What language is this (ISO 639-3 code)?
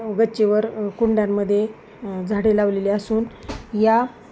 mar